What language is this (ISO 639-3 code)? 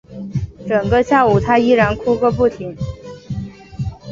zho